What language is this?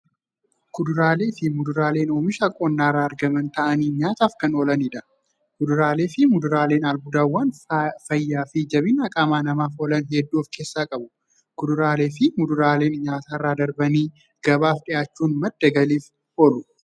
Oromo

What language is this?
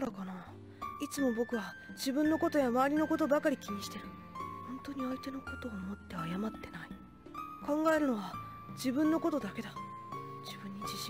Japanese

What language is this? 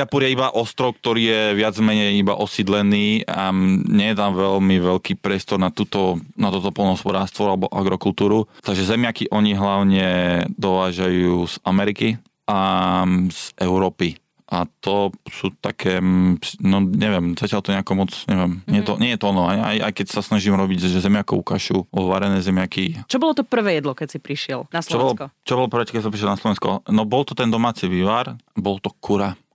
Slovak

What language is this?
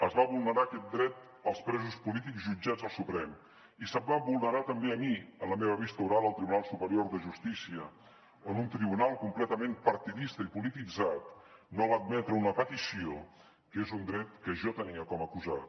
Catalan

